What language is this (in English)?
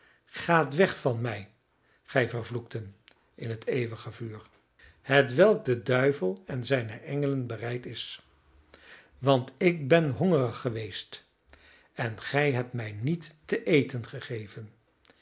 Dutch